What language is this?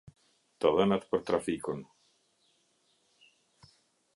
Albanian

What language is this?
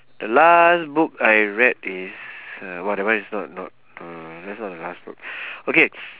English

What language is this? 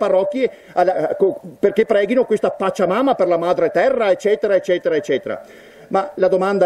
Italian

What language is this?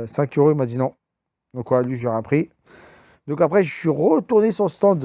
French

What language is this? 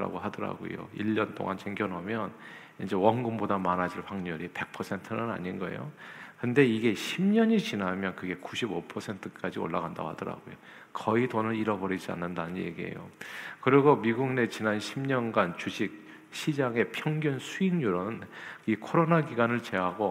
Korean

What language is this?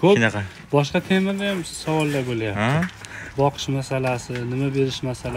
Turkish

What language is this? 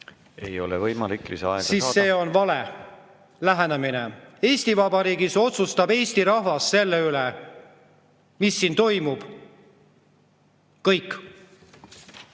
Estonian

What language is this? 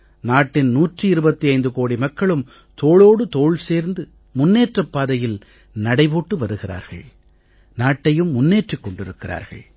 Tamil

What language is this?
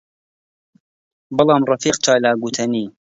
Central Kurdish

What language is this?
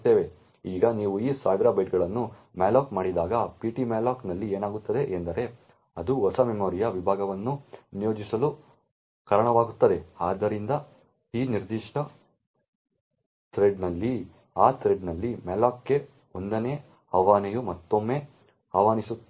Kannada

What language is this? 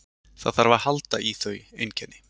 Icelandic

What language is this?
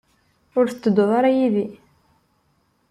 Kabyle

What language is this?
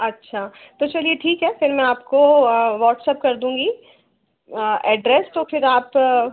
Hindi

